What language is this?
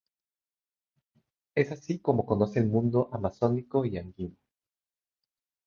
Spanish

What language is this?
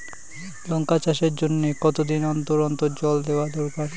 Bangla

